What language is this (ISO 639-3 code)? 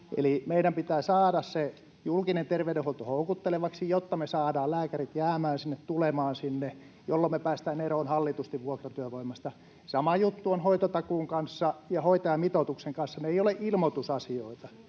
fin